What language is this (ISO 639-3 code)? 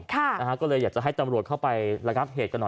tha